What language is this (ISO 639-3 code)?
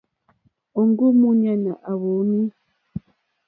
bri